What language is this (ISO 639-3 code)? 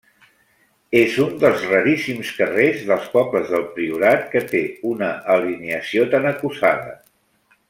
cat